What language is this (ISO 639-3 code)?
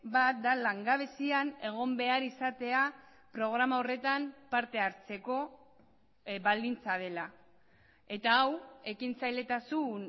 eus